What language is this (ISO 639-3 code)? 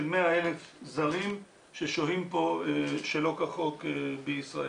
heb